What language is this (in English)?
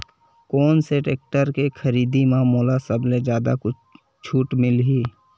Chhattisgarhi